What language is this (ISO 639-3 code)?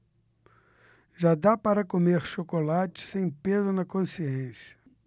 por